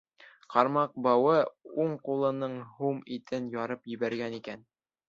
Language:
Bashkir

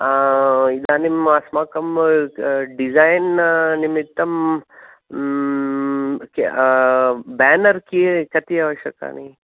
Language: Sanskrit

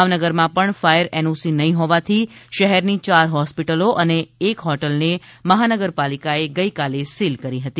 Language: Gujarati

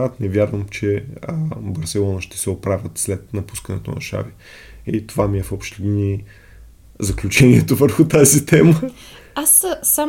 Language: Bulgarian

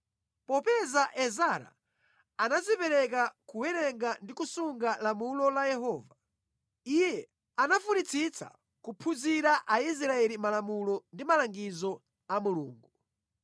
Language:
Nyanja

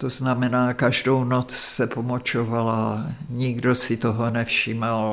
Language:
Czech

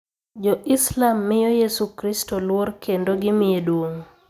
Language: Luo (Kenya and Tanzania)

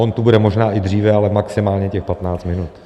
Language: Czech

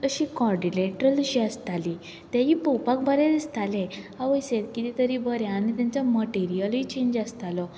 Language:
Konkani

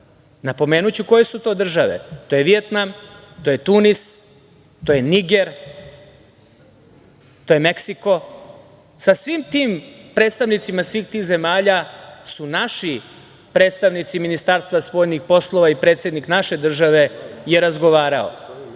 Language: Serbian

